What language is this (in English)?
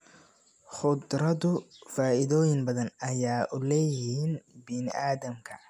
Somali